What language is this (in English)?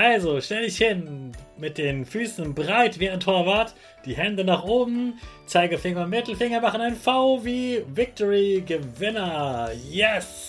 German